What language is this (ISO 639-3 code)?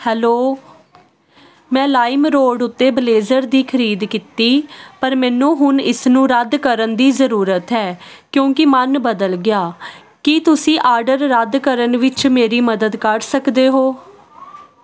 pan